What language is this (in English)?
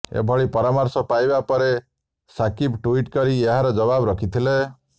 Odia